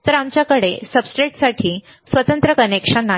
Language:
Marathi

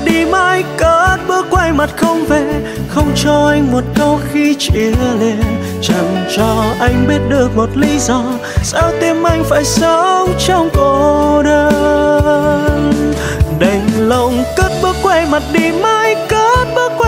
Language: Vietnamese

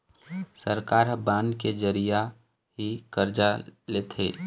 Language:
Chhattisgarhi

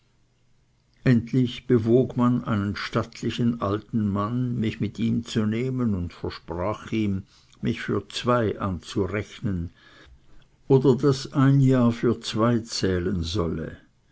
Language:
German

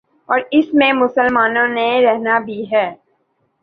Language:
Urdu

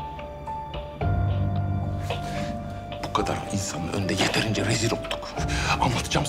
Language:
Turkish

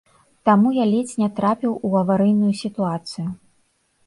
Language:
Belarusian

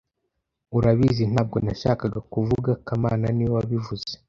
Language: Kinyarwanda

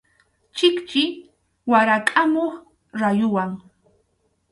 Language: Arequipa-La Unión Quechua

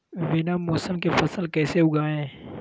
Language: Magahi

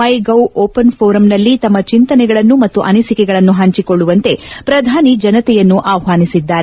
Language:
Kannada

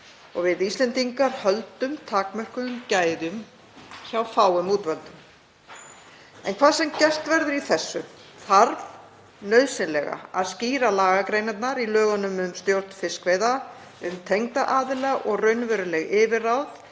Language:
Icelandic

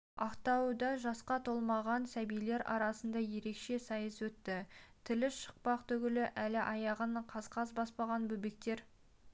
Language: Kazakh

